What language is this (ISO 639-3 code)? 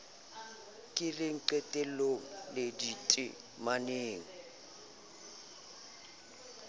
sot